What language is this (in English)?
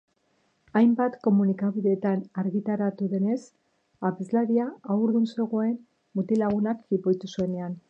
Basque